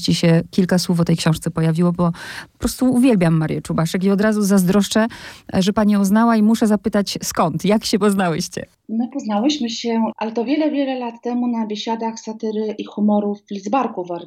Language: Polish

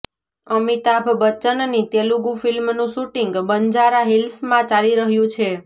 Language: Gujarati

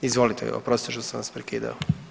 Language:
Croatian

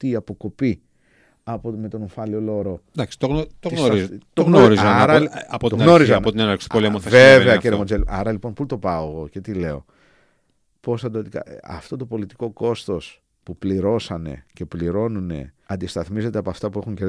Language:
Greek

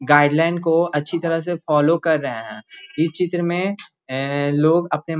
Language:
Magahi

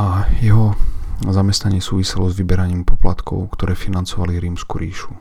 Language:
Slovak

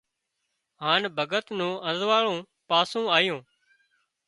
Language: Wadiyara Koli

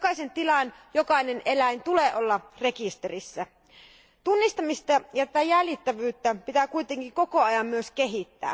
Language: Finnish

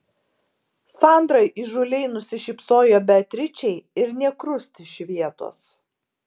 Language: Lithuanian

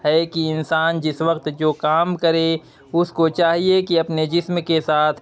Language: Urdu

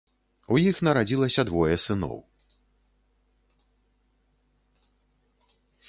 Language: Belarusian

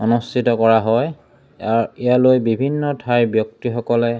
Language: Assamese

